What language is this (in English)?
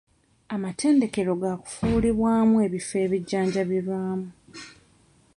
Ganda